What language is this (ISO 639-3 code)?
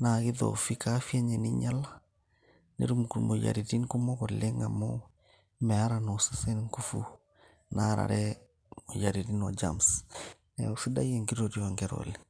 mas